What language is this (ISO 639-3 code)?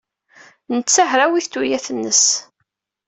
kab